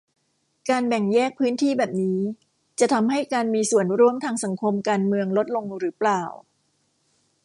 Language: Thai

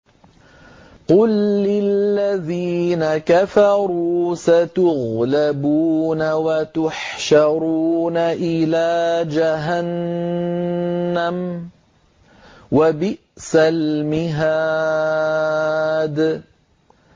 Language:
Arabic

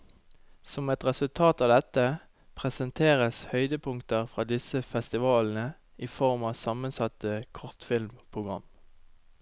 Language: Norwegian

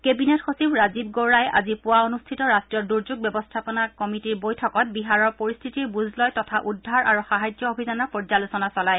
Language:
Assamese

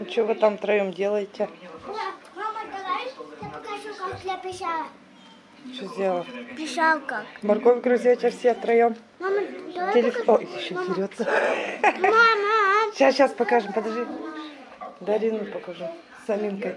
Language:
Russian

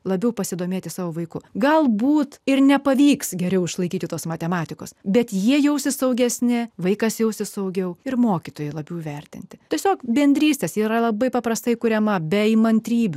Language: Lithuanian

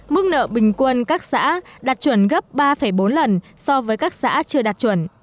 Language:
Vietnamese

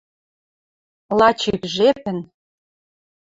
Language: Western Mari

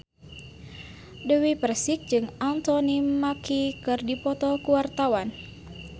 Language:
Sundanese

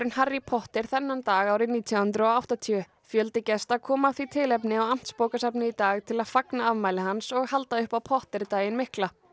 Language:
Icelandic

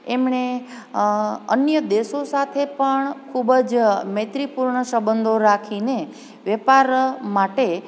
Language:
Gujarati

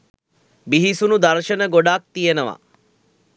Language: Sinhala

